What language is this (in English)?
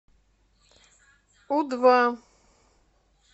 Russian